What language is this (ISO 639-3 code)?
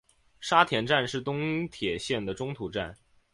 zho